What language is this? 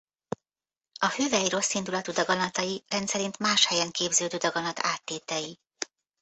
Hungarian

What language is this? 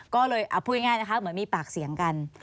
Thai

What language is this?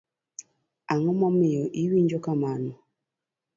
Luo (Kenya and Tanzania)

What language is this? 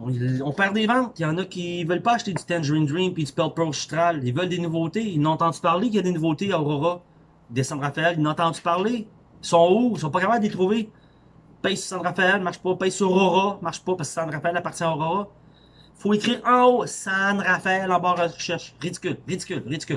French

